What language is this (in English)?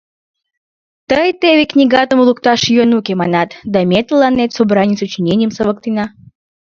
Mari